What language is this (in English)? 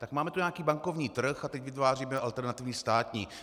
Czech